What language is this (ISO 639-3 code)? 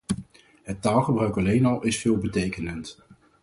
nld